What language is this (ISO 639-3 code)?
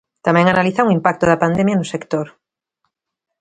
glg